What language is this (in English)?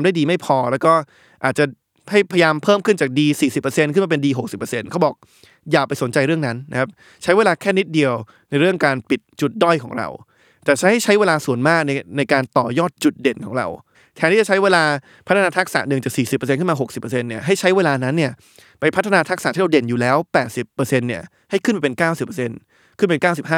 Thai